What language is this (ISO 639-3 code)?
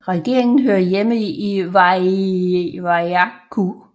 dan